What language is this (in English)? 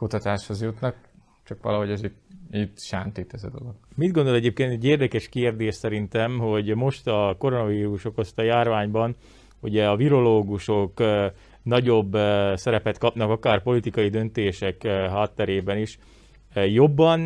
Hungarian